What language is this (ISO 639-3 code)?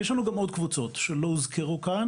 heb